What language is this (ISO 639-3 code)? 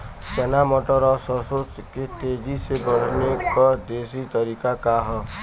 bho